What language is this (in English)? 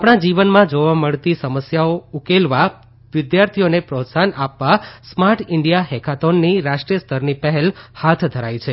Gujarati